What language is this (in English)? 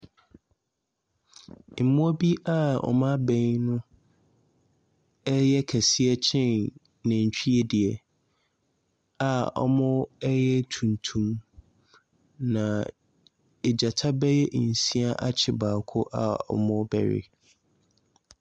Akan